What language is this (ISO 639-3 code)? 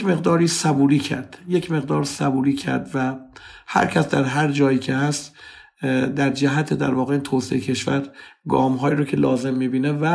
fas